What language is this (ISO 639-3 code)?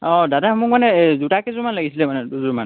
asm